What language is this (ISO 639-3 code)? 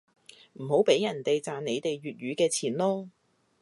yue